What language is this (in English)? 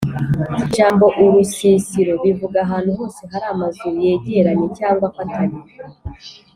Kinyarwanda